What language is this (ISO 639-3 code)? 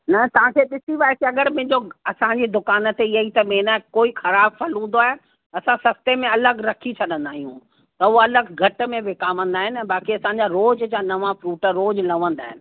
snd